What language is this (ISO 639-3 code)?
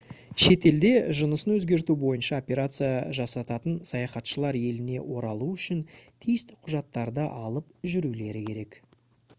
kaz